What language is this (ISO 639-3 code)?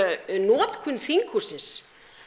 isl